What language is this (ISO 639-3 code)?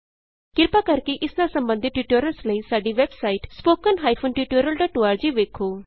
pan